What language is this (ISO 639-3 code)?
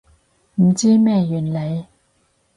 yue